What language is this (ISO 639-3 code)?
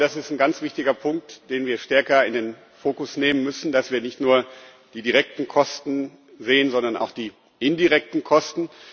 deu